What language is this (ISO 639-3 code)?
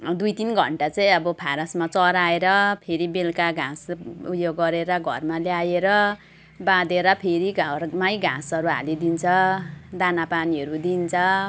nep